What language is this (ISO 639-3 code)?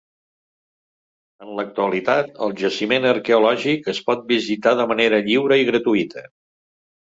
cat